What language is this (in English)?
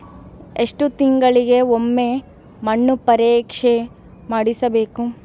Kannada